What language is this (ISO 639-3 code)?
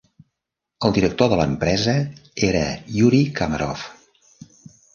cat